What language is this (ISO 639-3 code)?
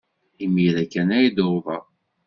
kab